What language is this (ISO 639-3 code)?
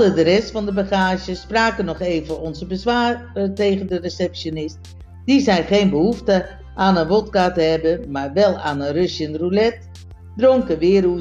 nld